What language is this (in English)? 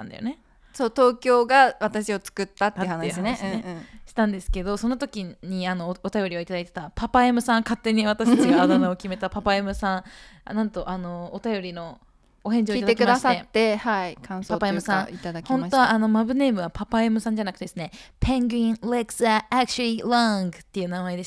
Japanese